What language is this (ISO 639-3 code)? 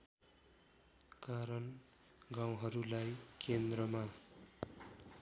nep